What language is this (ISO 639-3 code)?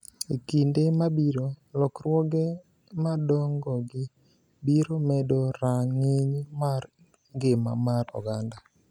luo